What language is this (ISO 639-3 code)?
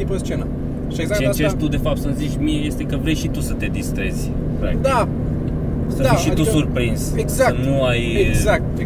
ron